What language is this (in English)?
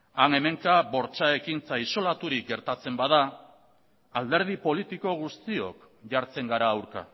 Basque